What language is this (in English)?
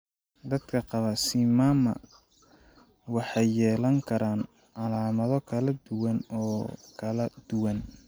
Somali